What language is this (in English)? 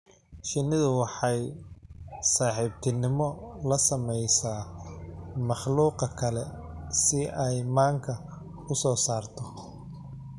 Somali